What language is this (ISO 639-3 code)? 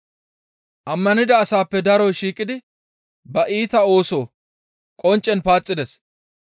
gmv